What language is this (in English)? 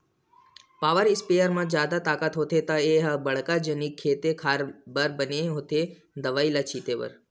Chhattisgarhi